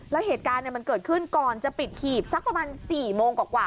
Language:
Thai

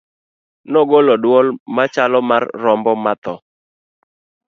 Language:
Luo (Kenya and Tanzania)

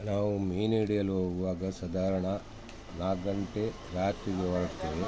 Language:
Kannada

